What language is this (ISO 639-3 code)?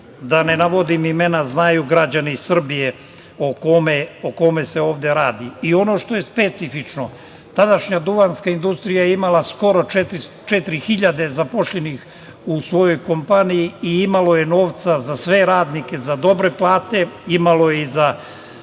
srp